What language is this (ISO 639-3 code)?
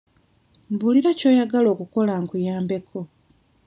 lug